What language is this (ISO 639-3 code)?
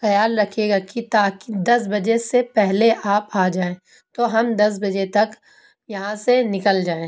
urd